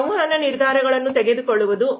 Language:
Kannada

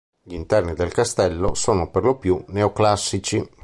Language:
Italian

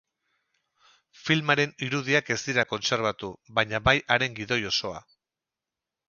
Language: Basque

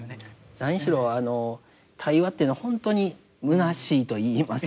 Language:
Japanese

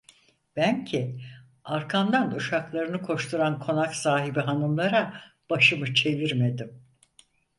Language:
Turkish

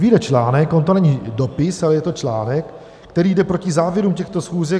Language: Czech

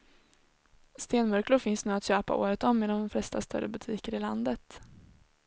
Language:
Swedish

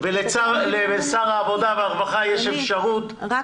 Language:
Hebrew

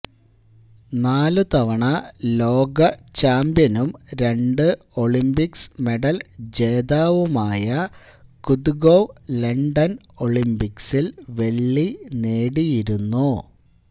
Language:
Malayalam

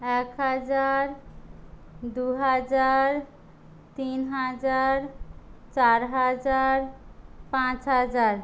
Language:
Bangla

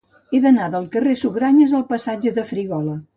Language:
Catalan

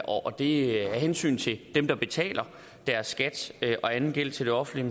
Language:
Danish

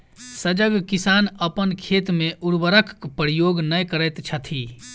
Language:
Maithili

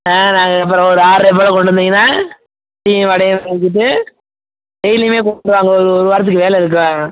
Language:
Tamil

